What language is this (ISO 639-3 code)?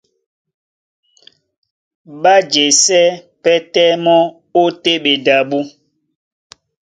dua